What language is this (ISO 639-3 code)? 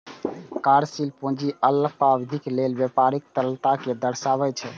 mai